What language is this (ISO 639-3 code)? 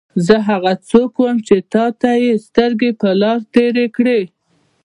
pus